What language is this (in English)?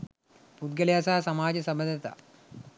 Sinhala